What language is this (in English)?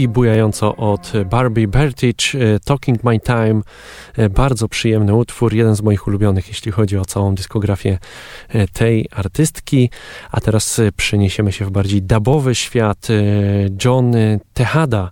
Polish